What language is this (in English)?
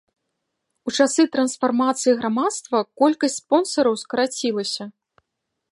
Belarusian